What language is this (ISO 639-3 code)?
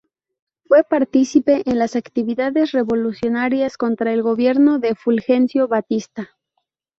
spa